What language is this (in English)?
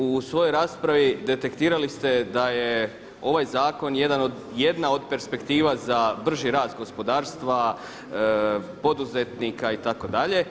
Croatian